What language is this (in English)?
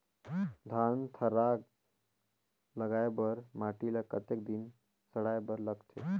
Chhattisgarhi